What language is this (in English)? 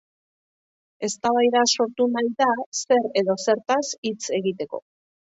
Basque